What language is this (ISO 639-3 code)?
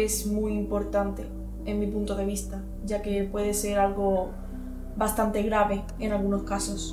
spa